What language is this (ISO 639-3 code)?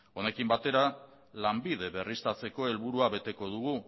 eus